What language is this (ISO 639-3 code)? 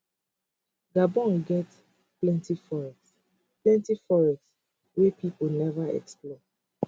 pcm